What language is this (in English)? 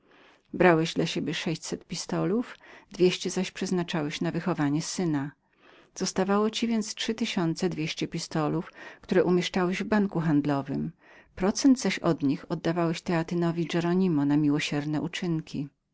Polish